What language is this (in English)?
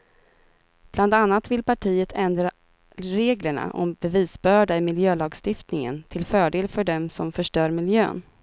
Swedish